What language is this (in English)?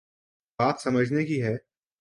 Urdu